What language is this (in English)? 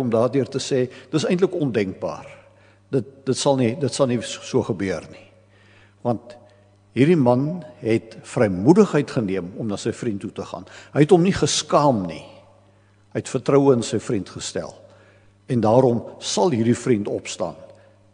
Dutch